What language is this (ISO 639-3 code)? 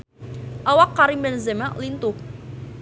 sun